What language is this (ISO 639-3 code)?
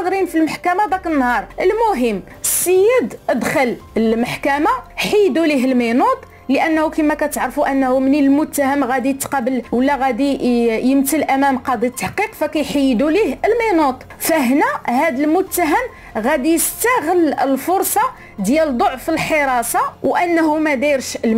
ara